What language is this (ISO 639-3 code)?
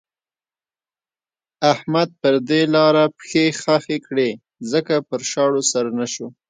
pus